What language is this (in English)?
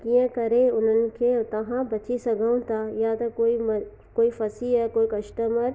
Sindhi